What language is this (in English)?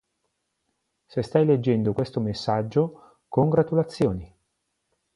Italian